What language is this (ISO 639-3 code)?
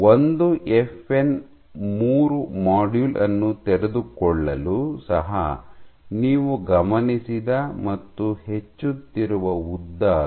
kan